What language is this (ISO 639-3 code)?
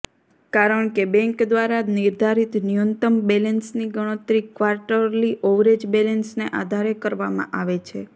guj